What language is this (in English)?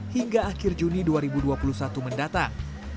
Indonesian